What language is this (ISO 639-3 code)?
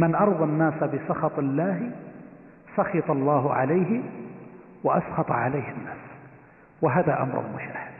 ara